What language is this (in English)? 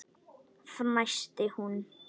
Icelandic